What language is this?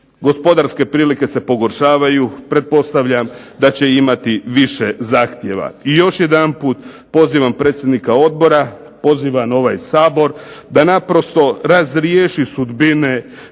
Croatian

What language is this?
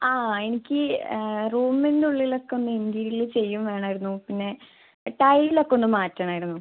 Malayalam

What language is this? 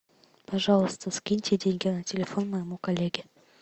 Russian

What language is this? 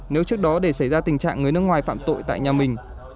Vietnamese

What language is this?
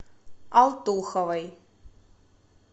Russian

